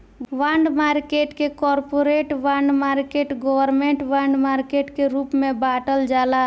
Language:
Bhojpuri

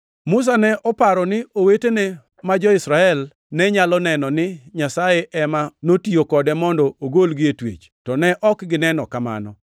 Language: Luo (Kenya and Tanzania)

